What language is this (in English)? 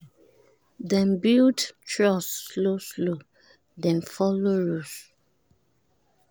Nigerian Pidgin